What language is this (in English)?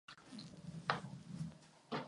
Czech